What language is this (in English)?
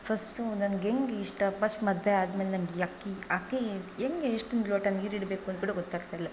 Kannada